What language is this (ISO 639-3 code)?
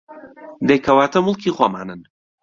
ckb